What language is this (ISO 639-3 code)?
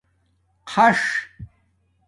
dmk